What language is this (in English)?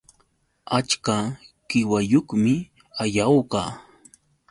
Yauyos Quechua